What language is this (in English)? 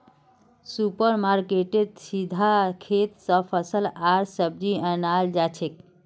Magahi